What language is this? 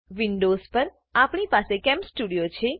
Gujarati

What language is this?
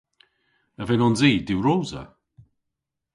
Cornish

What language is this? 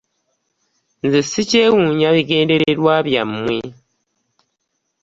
Ganda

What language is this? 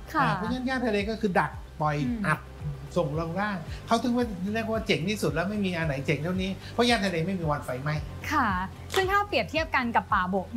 Thai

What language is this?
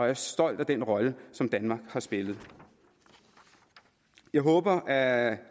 Danish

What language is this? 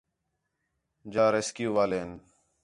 Khetrani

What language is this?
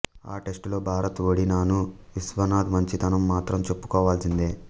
Telugu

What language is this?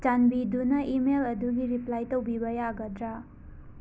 Manipuri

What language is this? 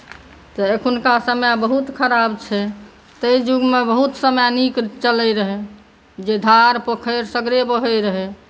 Maithili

